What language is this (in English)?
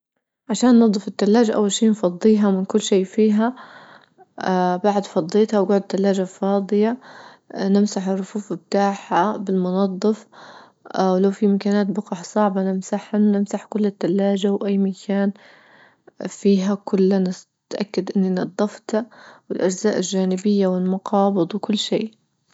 Libyan Arabic